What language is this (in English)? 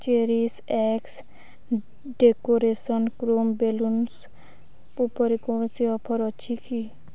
Odia